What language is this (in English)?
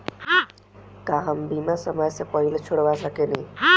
Bhojpuri